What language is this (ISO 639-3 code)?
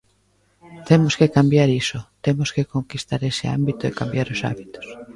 glg